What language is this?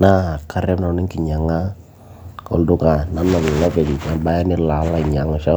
Masai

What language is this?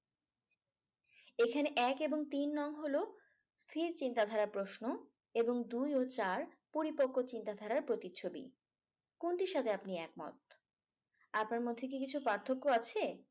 Bangla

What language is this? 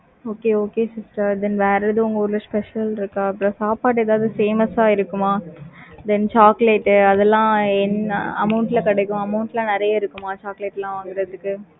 Tamil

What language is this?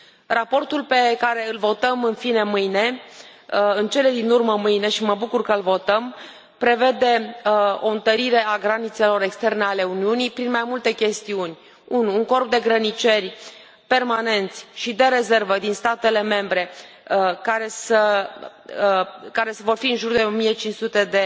Romanian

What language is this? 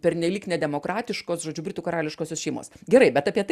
Lithuanian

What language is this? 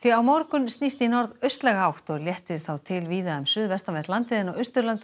Icelandic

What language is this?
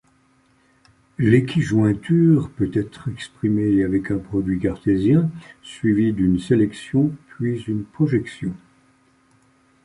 French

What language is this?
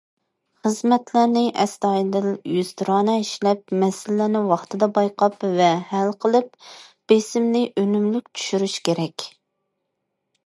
Uyghur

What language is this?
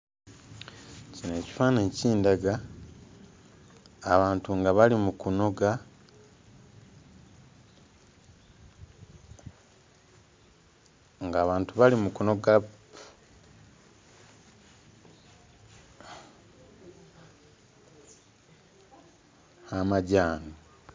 Ganda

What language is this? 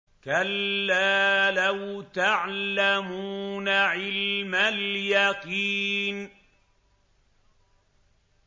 Arabic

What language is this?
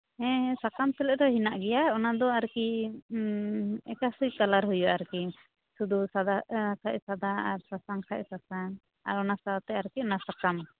Santali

